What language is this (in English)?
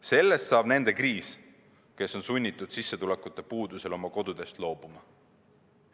Estonian